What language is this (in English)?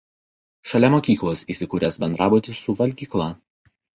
Lithuanian